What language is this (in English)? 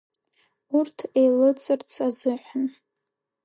Abkhazian